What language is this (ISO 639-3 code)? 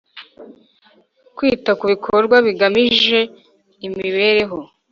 kin